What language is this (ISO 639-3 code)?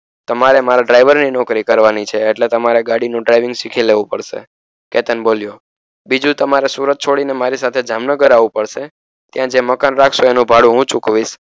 guj